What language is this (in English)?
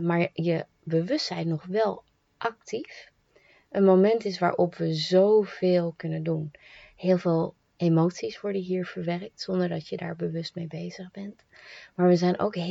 Dutch